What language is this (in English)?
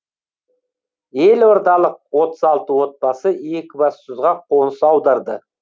Kazakh